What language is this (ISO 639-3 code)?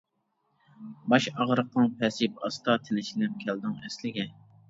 uig